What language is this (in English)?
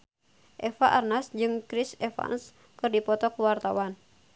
Sundanese